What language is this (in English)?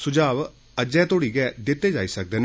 Dogri